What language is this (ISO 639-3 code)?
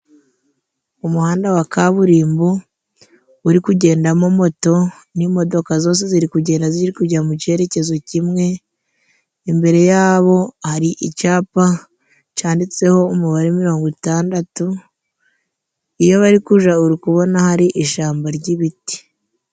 kin